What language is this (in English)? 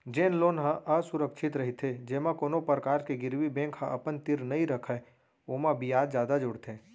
Chhattisgarhi